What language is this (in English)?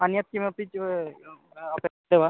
Sanskrit